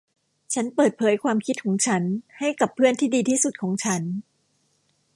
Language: Thai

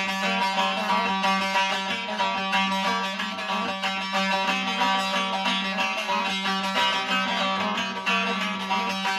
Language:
Turkish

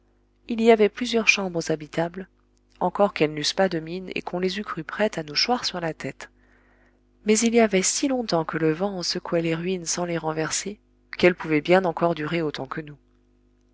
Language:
French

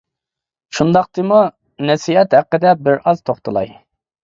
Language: Uyghur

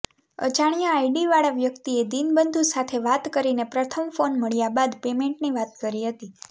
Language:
Gujarati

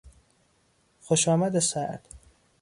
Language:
Persian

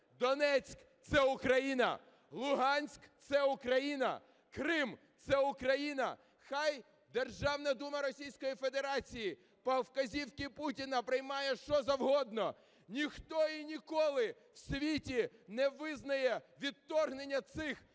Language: Ukrainian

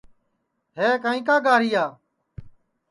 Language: Sansi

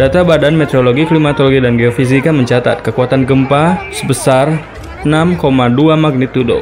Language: Indonesian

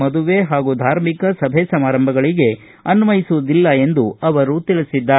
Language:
Kannada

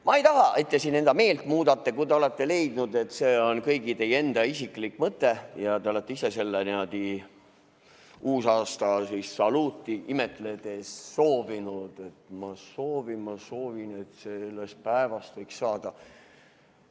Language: Estonian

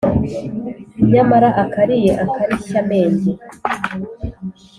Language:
Kinyarwanda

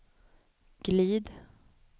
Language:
Swedish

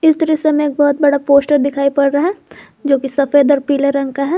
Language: Hindi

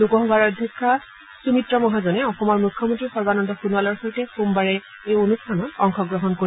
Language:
Assamese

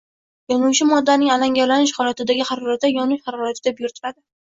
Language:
Uzbek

